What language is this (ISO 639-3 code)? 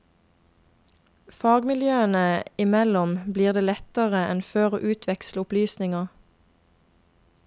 nor